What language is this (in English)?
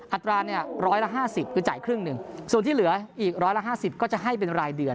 Thai